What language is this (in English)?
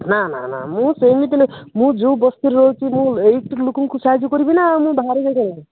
Odia